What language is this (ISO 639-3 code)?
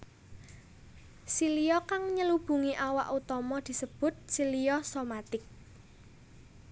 jav